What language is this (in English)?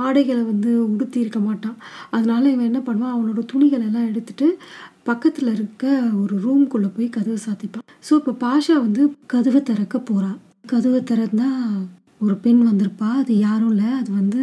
Tamil